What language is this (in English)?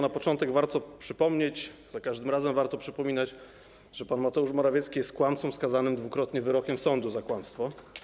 Polish